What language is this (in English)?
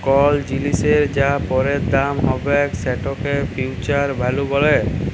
Bangla